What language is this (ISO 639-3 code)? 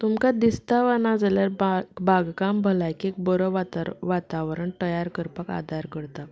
kok